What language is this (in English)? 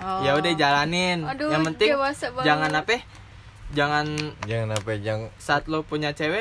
Indonesian